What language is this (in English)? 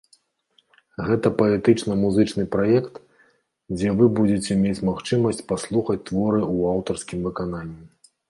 Belarusian